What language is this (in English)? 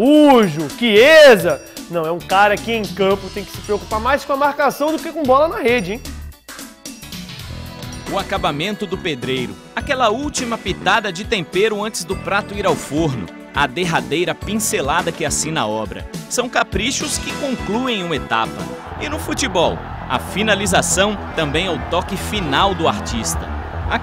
Portuguese